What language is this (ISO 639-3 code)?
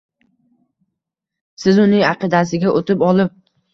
uzb